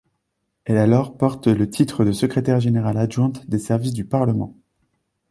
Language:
French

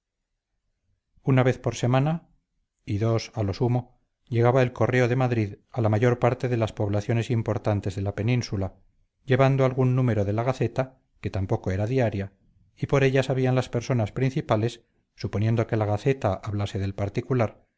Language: Spanish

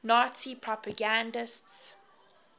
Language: English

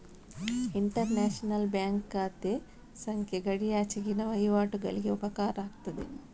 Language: Kannada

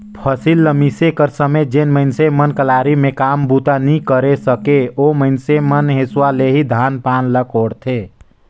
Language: Chhattisgarhi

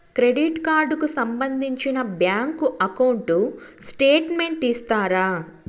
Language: Telugu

